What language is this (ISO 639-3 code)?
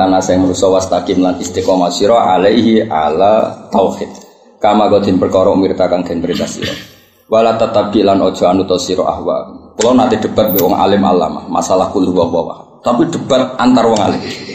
ind